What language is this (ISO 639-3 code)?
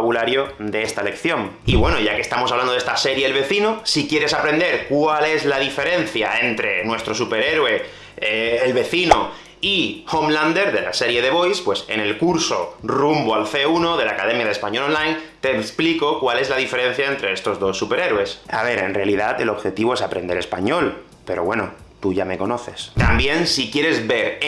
spa